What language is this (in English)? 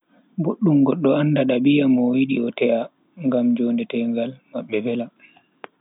Bagirmi Fulfulde